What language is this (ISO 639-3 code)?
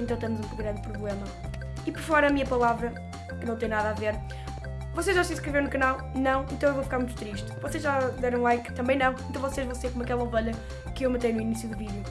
por